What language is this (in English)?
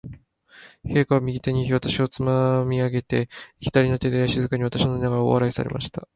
Japanese